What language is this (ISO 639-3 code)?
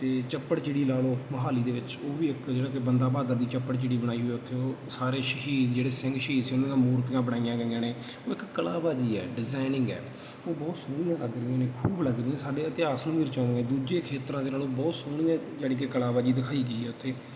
pan